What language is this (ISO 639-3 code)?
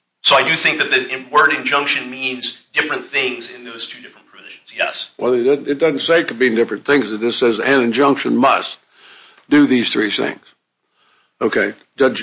eng